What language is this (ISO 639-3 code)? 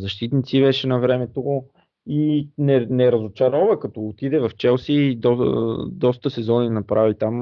bul